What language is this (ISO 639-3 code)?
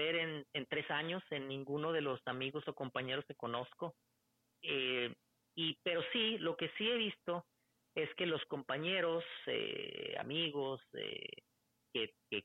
spa